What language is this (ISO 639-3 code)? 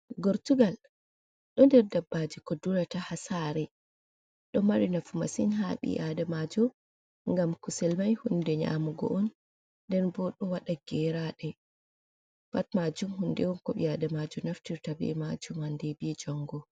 ful